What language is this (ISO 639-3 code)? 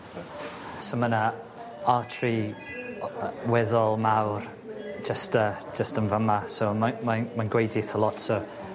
cym